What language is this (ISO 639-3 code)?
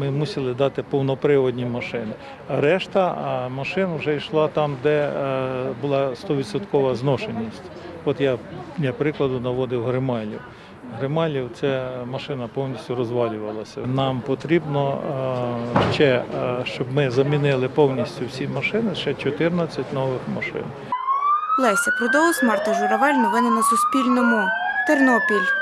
ukr